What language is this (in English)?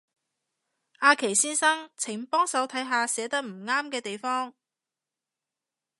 Cantonese